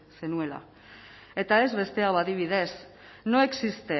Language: Basque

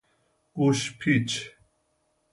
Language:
Persian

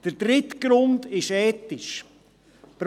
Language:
Swiss German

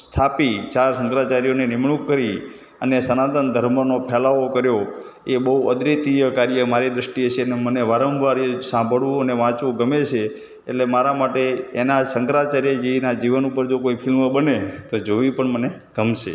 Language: Gujarati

